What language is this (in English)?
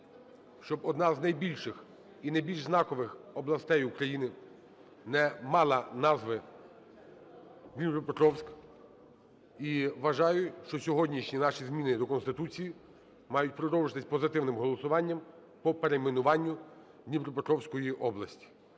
Ukrainian